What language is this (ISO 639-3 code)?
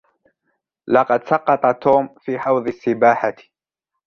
ara